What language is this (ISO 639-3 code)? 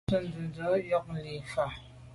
byv